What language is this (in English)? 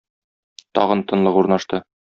Tatar